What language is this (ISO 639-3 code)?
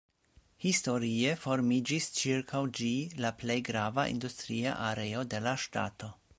epo